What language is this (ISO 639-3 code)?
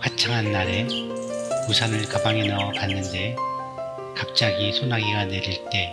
kor